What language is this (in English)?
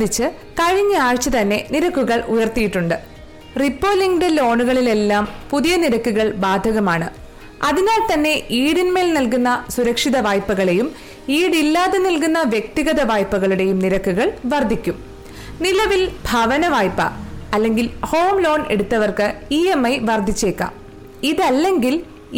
Malayalam